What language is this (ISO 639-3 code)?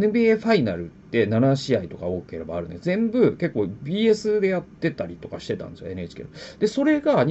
jpn